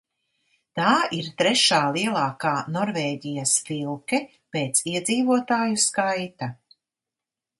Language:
Latvian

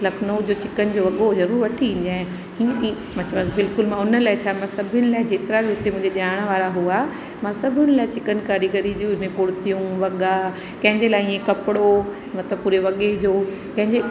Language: Sindhi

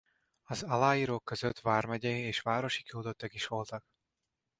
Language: Hungarian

